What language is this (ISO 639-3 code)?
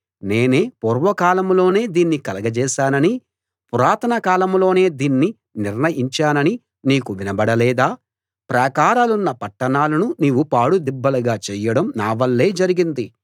tel